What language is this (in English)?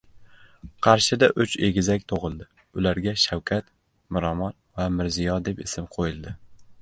Uzbek